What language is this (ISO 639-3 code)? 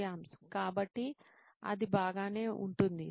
tel